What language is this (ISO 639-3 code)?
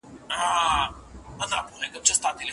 pus